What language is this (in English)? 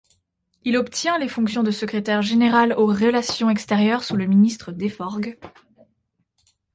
French